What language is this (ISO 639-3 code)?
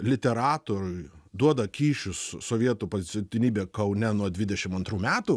lit